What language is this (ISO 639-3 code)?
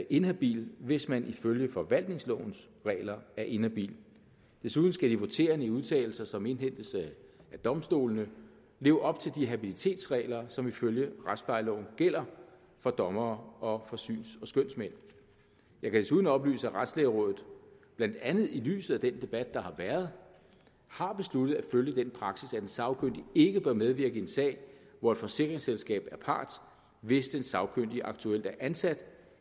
dan